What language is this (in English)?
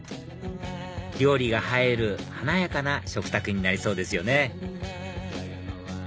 Japanese